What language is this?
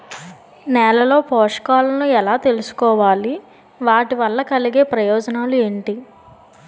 Telugu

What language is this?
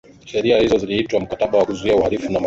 Swahili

